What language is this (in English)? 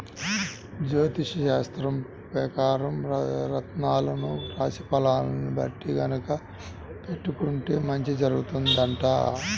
Telugu